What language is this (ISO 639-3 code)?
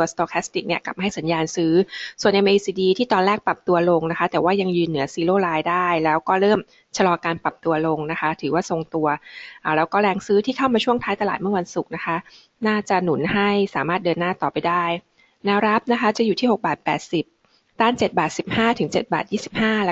tha